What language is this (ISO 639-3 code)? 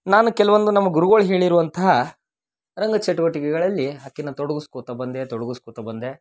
kan